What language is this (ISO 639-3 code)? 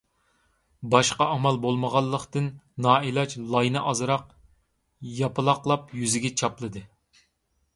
uig